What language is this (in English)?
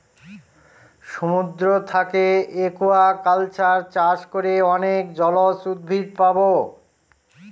Bangla